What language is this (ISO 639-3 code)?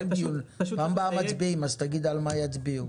heb